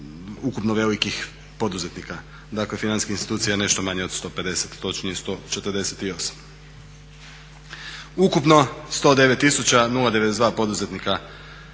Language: Croatian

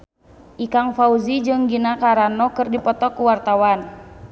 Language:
Sundanese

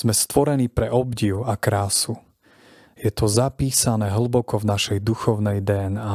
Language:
Slovak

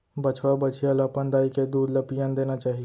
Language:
Chhattisgarhi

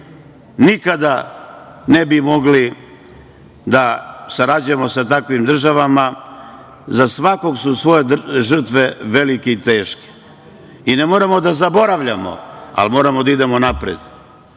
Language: Serbian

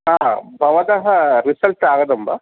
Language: Sanskrit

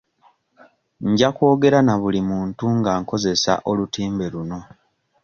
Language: Ganda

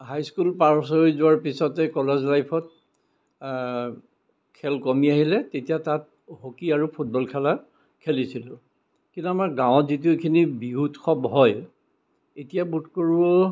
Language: Assamese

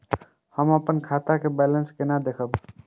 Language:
Maithili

